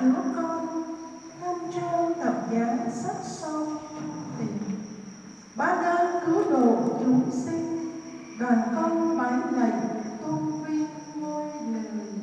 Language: Vietnamese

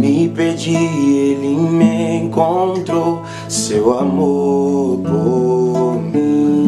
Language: Portuguese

